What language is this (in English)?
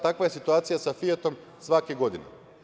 Serbian